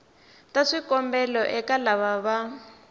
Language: Tsonga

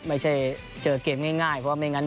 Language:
Thai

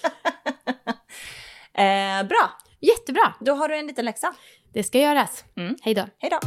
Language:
Swedish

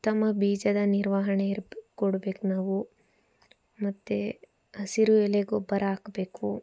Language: Kannada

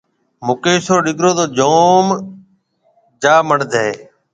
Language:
Marwari (Pakistan)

